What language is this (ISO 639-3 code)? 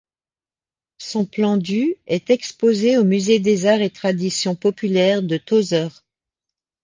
fra